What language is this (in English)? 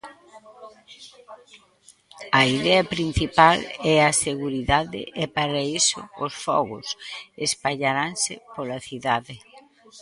Galician